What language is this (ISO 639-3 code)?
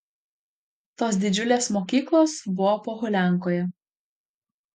lit